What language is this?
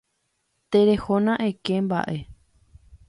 Guarani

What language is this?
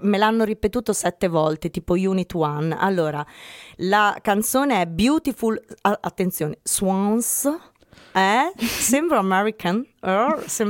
Italian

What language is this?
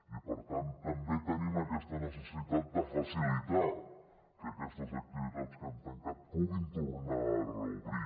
Catalan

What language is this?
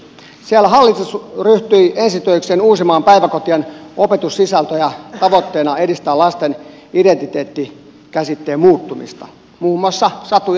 Finnish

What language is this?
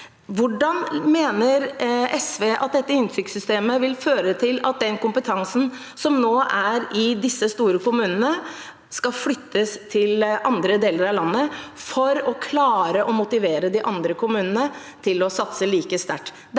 Norwegian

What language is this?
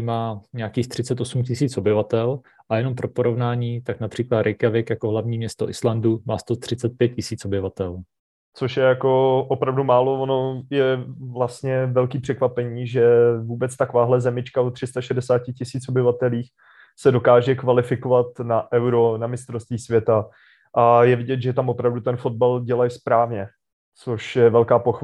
Czech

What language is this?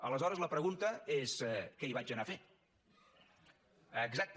Catalan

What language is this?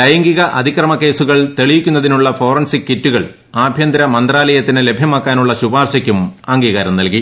Malayalam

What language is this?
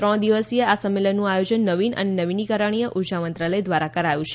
Gujarati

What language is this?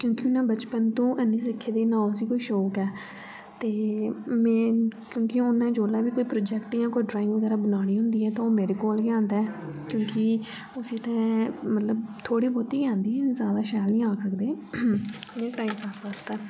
Dogri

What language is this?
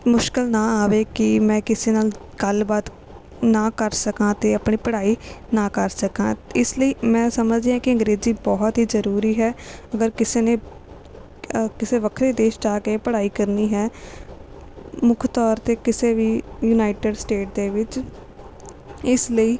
Punjabi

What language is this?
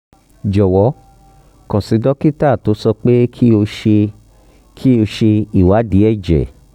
Yoruba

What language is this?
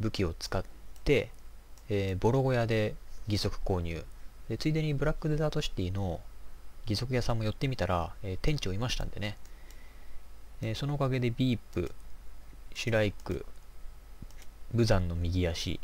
Japanese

